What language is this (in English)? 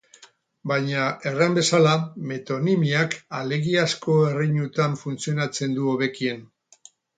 Basque